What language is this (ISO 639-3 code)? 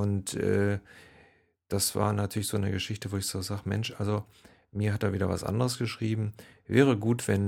deu